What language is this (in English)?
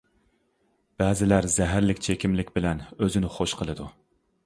Uyghur